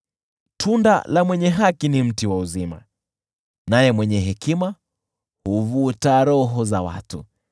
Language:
Swahili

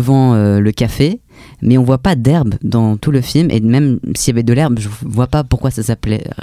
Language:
French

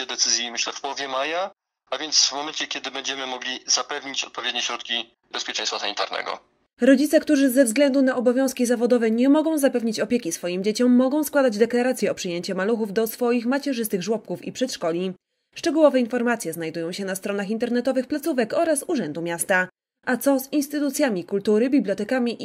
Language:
Polish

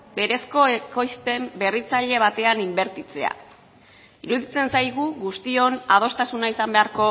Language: Basque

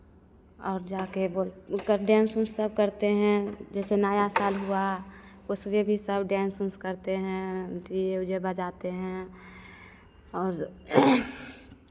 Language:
Hindi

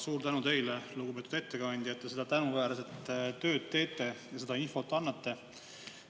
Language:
Estonian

